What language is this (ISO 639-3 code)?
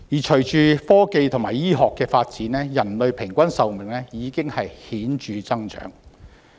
yue